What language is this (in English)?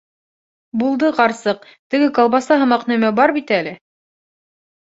Bashkir